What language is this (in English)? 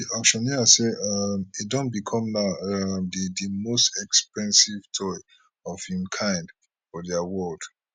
Nigerian Pidgin